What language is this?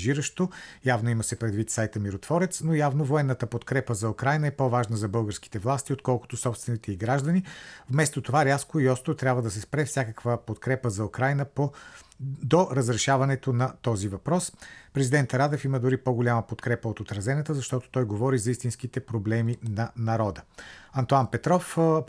Bulgarian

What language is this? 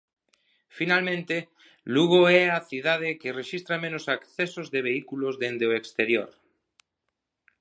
Galician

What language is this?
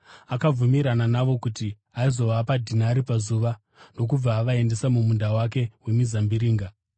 Shona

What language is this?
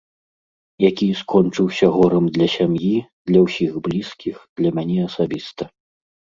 Belarusian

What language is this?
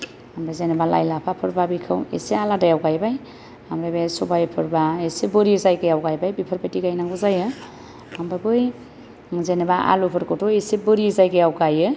Bodo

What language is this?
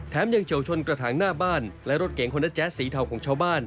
Thai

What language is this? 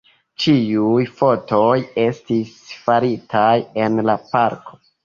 Esperanto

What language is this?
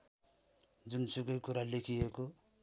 Nepali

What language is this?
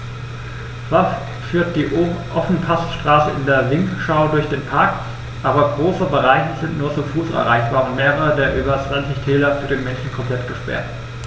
German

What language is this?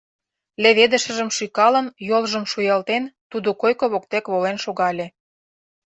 Mari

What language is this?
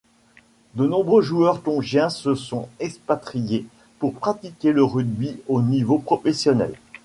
French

